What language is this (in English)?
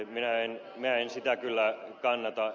Finnish